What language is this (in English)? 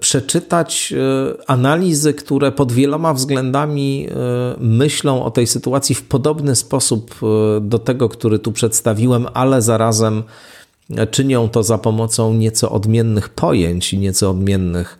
Polish